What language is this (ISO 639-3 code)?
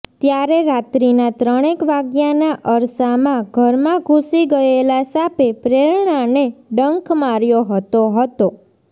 guj